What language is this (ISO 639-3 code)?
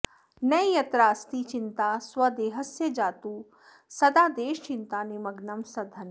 san